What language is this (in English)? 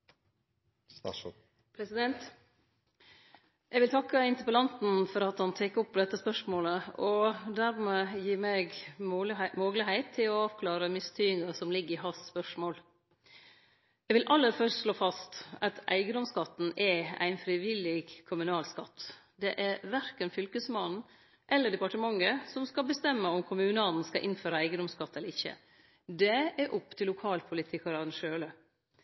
Norwegian Nynorsk